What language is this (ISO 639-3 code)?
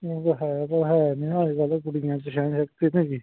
pan